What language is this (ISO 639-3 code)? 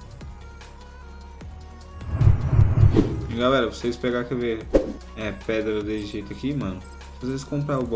por